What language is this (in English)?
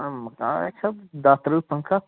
Kashmiri